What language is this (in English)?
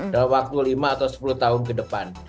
Indonesian